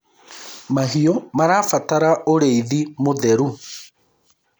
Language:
Kikuyu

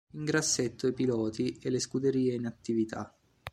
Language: Italian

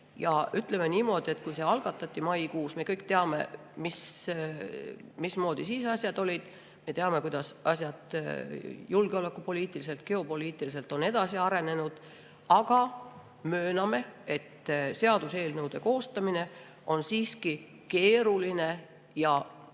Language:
Estonian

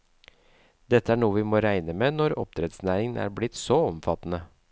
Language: Norwegian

